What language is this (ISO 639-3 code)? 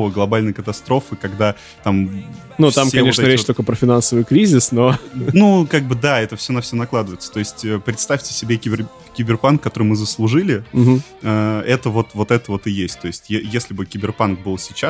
rus